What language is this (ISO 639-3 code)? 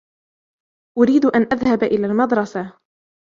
ara